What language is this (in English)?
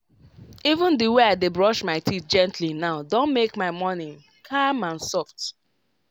Nigerian Pidgin